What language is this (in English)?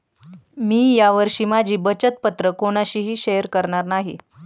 Marathi